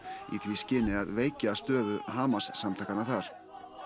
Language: Icelandic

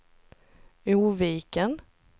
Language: Swedish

